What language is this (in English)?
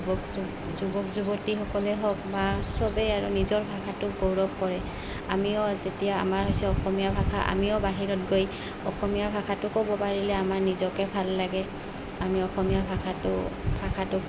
Assamese